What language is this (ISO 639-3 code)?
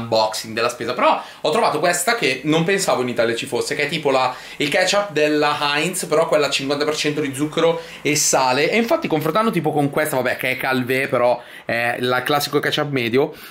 ita